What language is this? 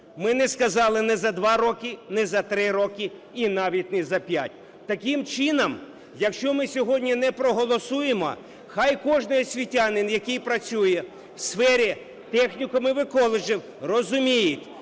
Ukrainian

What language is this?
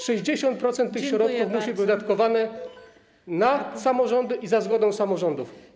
Polish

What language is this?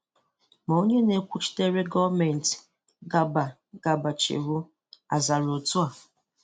Igbo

